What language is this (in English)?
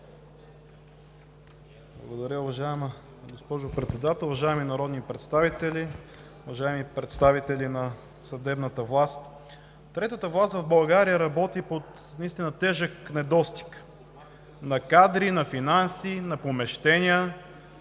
Bulgarian